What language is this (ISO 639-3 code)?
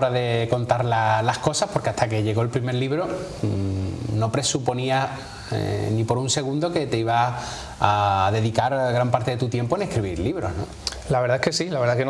spa